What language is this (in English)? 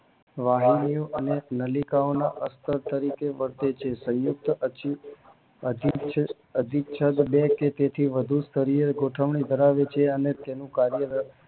Gujarati